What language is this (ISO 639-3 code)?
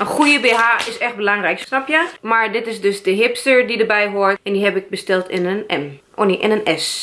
nld